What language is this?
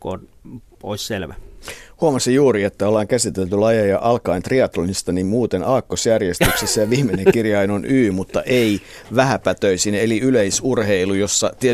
Finnish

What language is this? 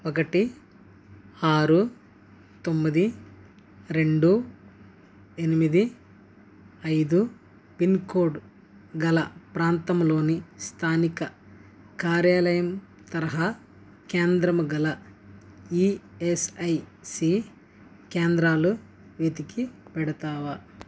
Telugu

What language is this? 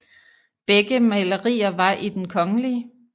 Danish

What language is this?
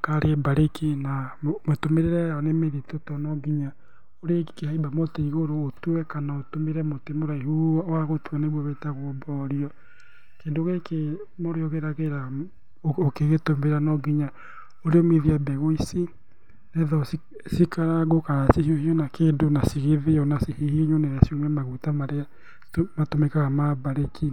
Kikuyu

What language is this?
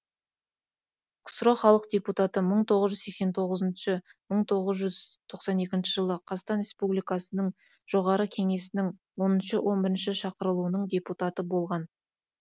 Kazakh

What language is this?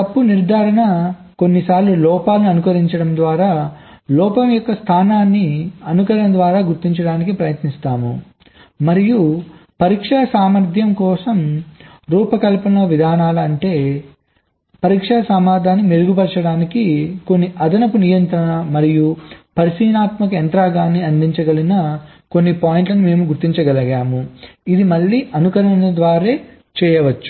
Telugu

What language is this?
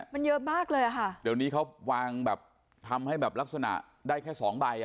Thai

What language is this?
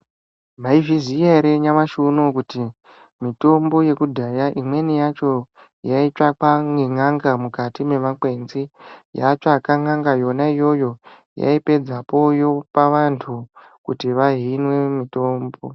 Ndau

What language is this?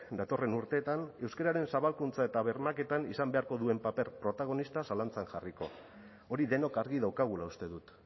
Basque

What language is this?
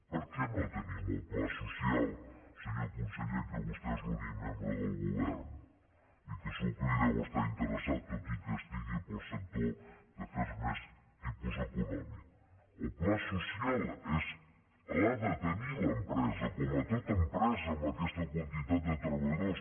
Catalan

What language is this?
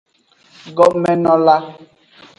Aja (Benin)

